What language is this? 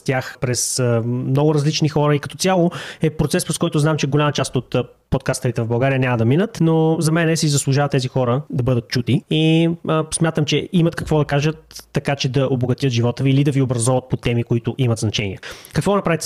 Bulgarian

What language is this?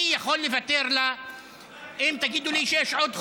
Hebrew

